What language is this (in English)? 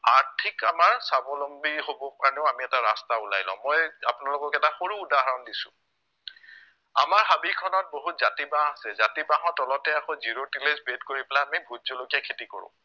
Assamese